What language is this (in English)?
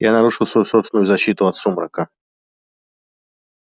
Russian